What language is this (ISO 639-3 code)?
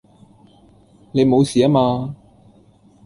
yue